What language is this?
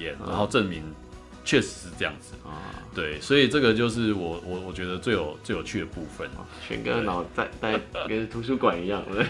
Chinese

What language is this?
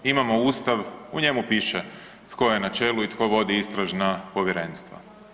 Croatian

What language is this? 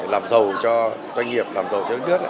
Vietnamese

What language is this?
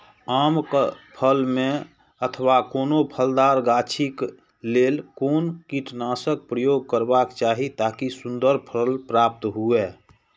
Maithili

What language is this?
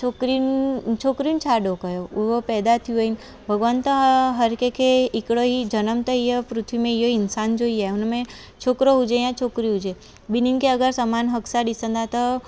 Sindhi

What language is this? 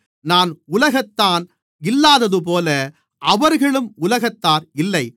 Tamil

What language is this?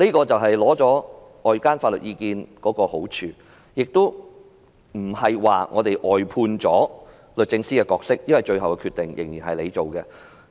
Cantonese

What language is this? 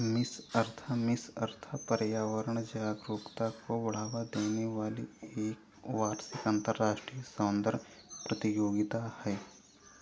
Hindi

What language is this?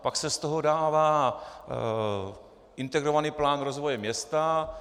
Czech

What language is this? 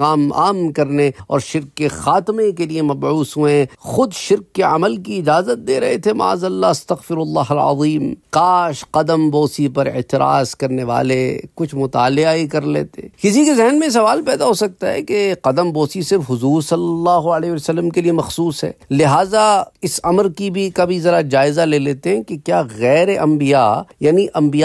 Arabic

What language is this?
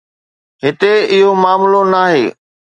Sindhi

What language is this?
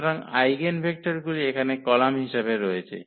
Bangla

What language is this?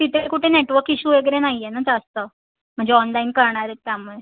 Marathi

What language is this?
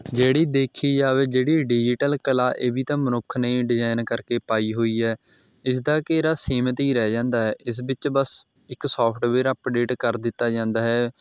Punjabi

